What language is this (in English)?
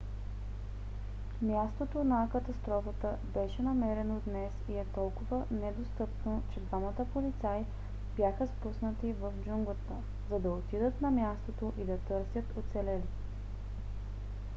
Bulgarian